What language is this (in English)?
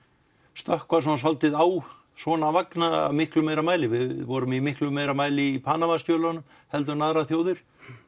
Icelandic